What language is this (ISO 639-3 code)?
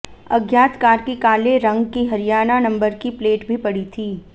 hin